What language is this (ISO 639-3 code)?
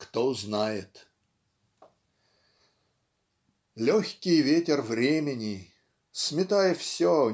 rus